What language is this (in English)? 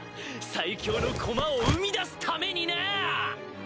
Japanese